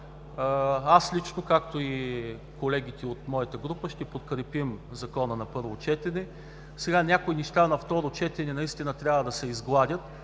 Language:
Bulgarian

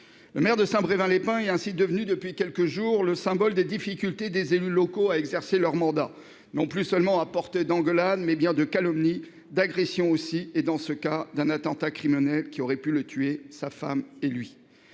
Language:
French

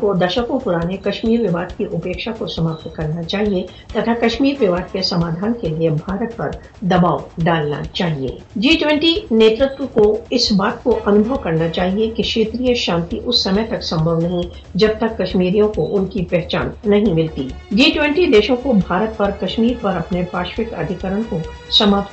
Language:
Urdu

